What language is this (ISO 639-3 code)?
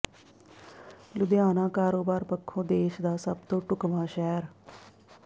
pan